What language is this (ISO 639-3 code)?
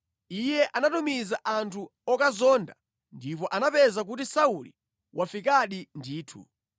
nya